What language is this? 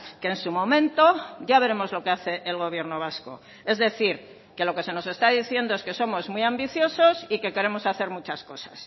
Spanish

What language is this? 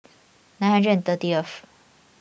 English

